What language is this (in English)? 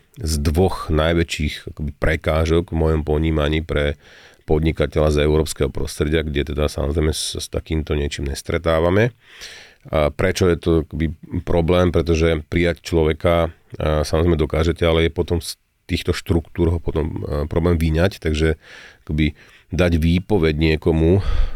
Slovak